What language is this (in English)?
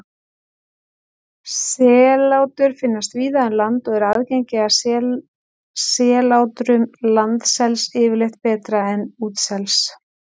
Icelandic